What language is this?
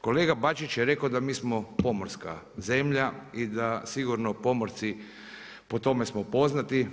Croatian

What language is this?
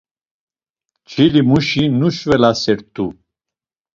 Laz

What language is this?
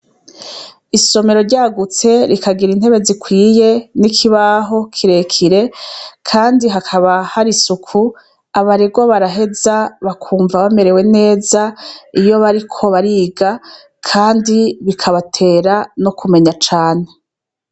Rundi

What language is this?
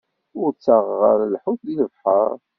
Kabyle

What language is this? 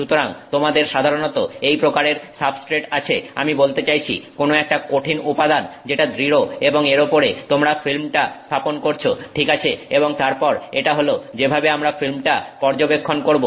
Bangla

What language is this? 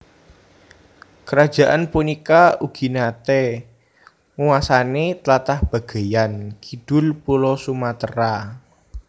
Javanese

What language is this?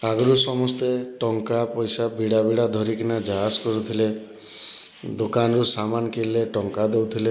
Odia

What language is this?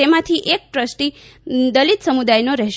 Gujarati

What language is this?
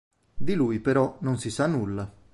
Italian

